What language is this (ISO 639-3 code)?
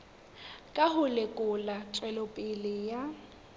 sot